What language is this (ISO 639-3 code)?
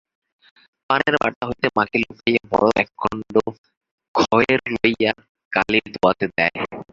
ben